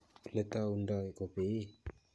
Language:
Kalenjin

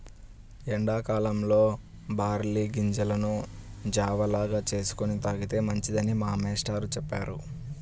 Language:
Telugu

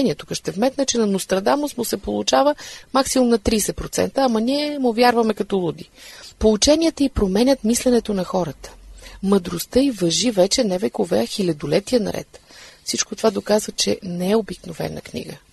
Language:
Bulgarian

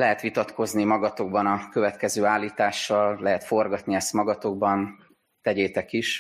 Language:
Hungarian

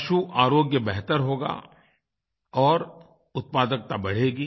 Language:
Hindi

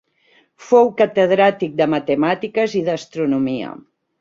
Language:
Catalan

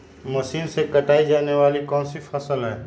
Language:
Magahi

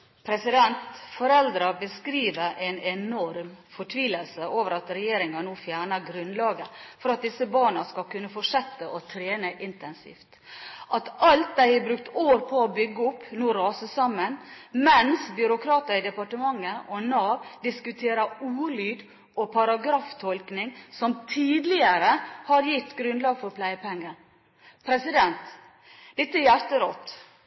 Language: Norwegian Bokmål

